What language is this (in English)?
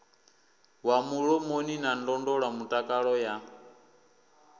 Venda